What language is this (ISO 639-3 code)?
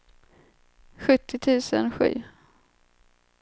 swe